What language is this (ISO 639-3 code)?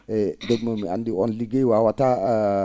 ful